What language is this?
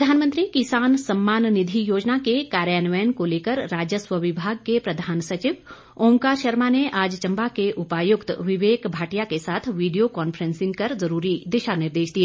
Hindi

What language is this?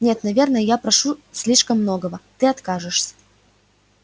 Russian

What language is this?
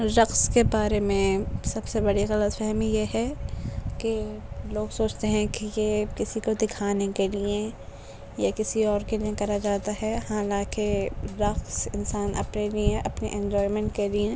Urdu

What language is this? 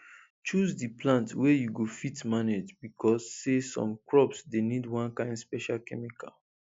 Nigerian Pidgin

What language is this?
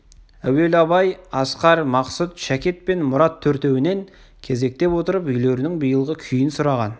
Kazakh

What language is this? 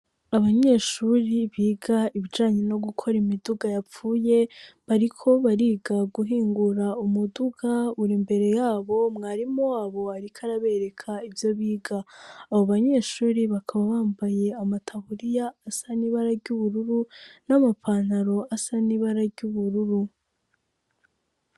Rundi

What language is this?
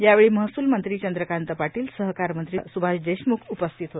Marathi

